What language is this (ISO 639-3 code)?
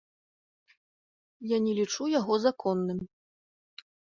bel